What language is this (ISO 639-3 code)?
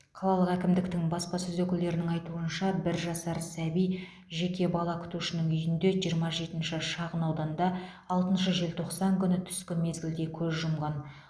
kaz